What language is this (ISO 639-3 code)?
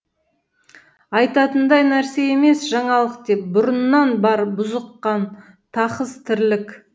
kaz